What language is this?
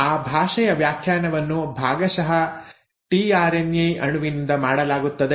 Kannada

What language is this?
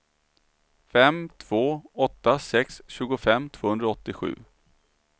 Swedish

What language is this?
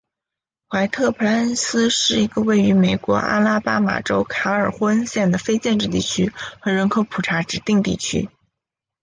Chinese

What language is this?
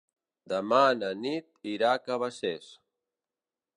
Catalan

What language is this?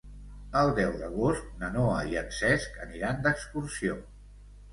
Catalan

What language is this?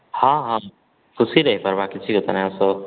Odia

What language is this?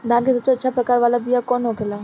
Bhojpuri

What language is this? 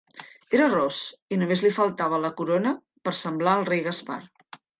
Catalan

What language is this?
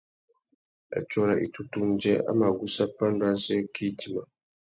Tuki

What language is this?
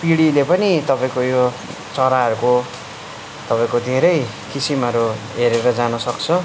Nepali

